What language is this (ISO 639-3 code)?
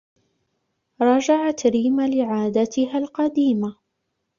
ara